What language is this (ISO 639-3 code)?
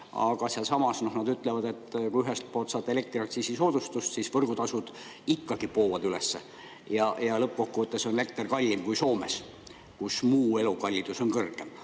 est